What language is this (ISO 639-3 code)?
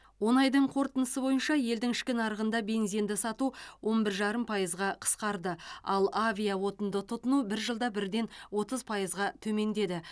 kaz